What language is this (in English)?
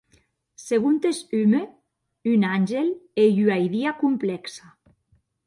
Occitan